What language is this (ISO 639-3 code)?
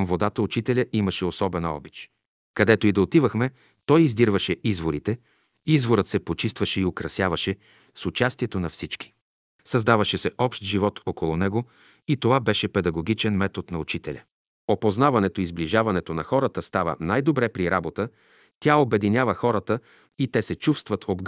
bul